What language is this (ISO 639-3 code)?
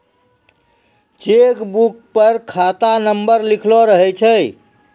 mai